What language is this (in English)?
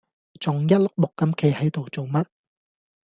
Cantonese